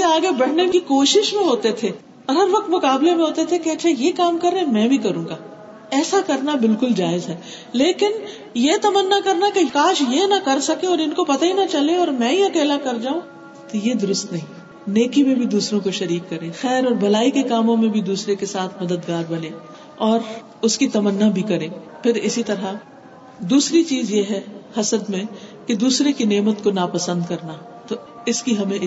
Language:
Urdu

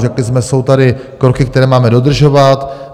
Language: Czech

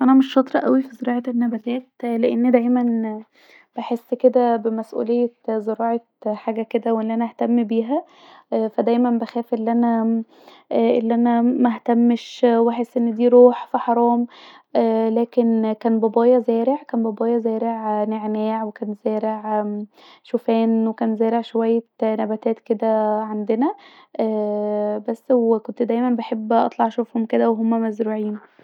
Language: Egyptian Arabic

